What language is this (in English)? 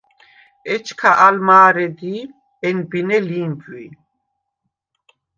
Svan